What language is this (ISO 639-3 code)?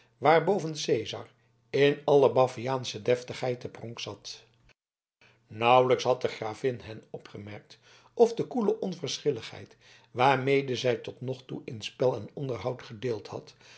nld